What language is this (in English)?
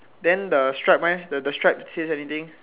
English